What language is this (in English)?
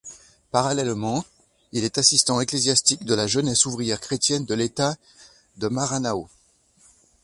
French